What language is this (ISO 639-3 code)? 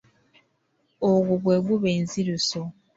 lug